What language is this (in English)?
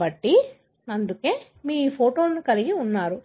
Telugu